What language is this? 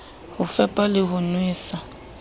Southern Sotho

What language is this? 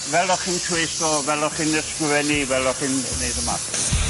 Welsh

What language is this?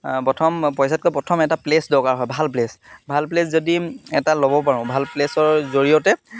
Assamese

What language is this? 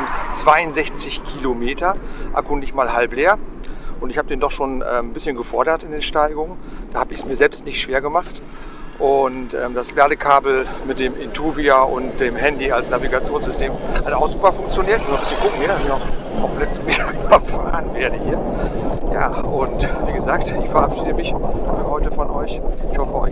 German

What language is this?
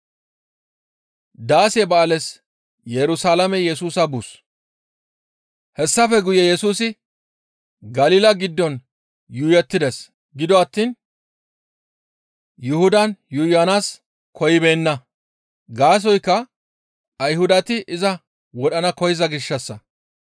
Gamo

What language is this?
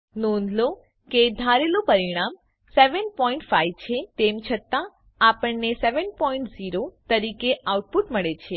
Gujarati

